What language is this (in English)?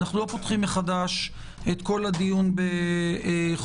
Hebrew